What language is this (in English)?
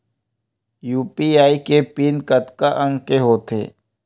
Chhattisgarhi